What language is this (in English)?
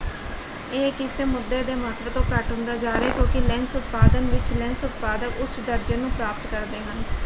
Punjabi